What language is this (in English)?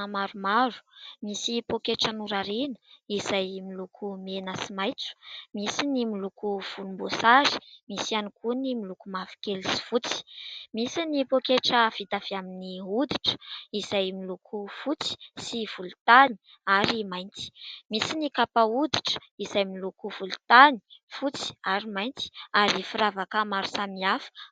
Malagasy